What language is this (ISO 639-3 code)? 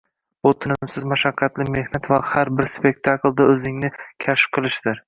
uzb